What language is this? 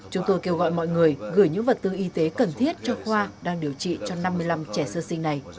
Vietnamese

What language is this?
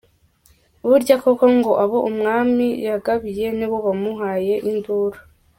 Kinyarwanda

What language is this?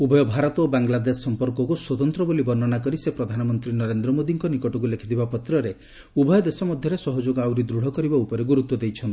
Odia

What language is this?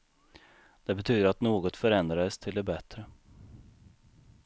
Swedish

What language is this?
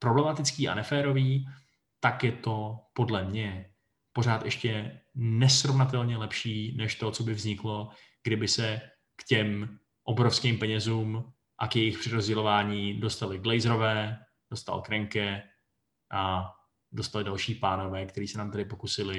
Czech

